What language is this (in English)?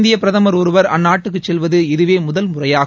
Tamil